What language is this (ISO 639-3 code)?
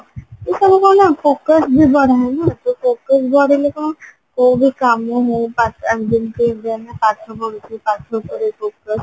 ori